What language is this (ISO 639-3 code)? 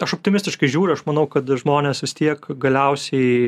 lit